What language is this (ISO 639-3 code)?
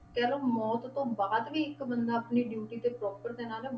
pan